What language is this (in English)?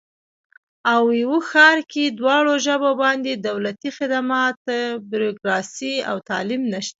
Pashto